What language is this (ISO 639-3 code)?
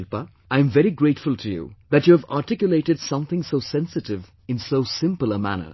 eng